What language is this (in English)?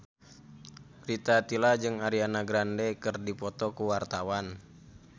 Sundanese